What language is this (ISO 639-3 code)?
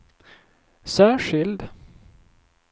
swe